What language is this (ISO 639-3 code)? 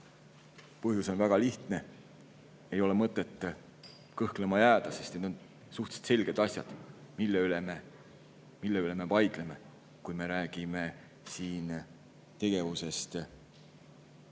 est